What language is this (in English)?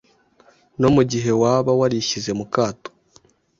Kinyarwanda